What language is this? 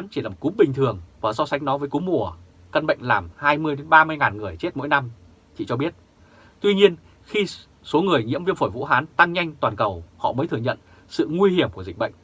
Vietnamese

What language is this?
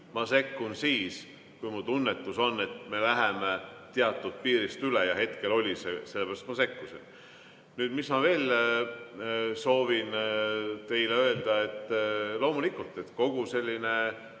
Estonian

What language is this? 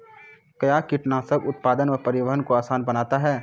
Maithili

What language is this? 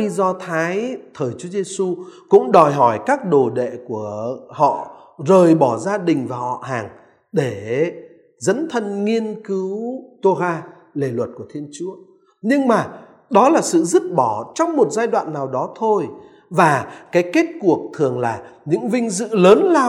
Vietnamese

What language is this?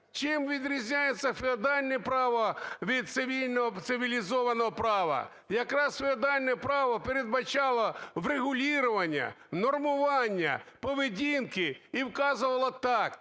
Ukrainian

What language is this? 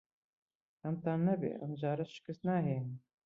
Central Kurdish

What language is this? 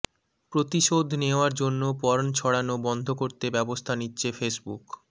Bangla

